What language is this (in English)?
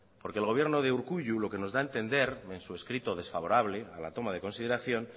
Spanish